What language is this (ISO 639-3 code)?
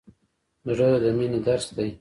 pus